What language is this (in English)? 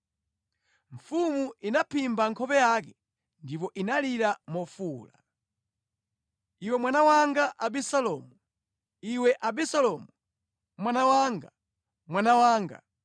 Nyanja